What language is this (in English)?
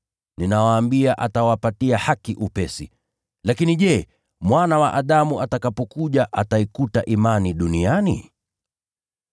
Swahili